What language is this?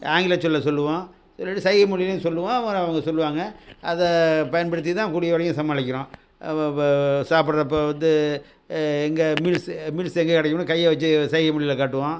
Tamil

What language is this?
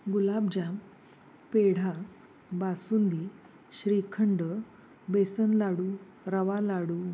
Marathi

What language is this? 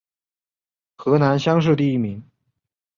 Chinese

